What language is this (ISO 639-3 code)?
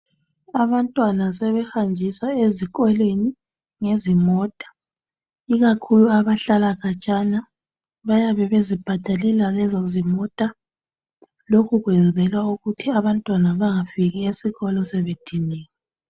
nde